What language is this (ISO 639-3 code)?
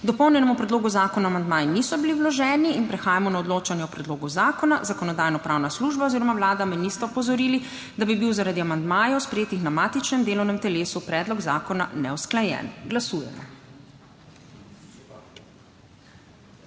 slv